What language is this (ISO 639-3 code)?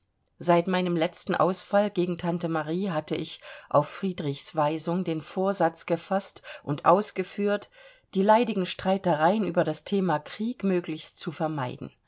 deu